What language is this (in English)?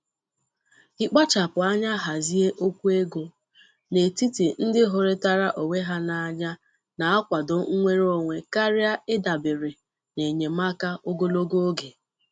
Igbo